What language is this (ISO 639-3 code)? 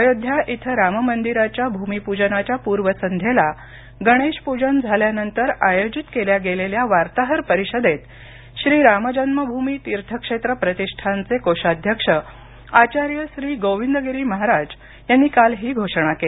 mar